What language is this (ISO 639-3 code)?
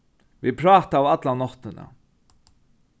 fao